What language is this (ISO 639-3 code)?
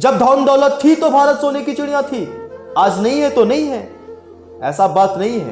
hin